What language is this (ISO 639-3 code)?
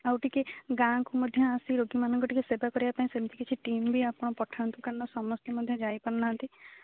ori